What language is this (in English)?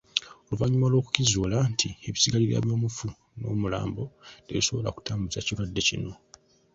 Ganda